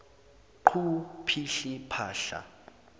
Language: Zulu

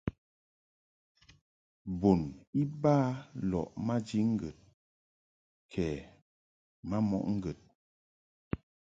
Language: Mungaka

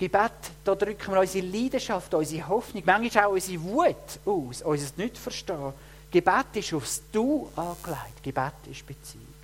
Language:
German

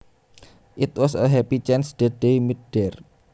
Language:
Javanese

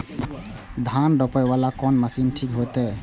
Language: Maithili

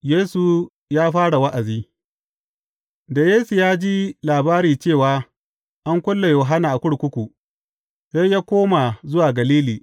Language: Hausa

